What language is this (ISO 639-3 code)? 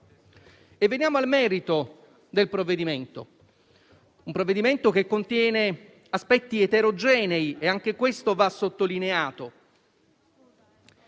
ita